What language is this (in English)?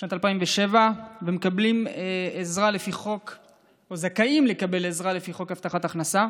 Hebrew